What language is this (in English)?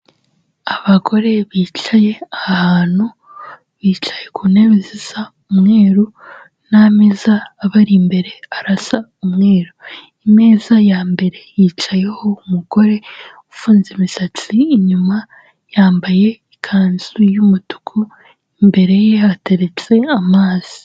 Kinyarwanda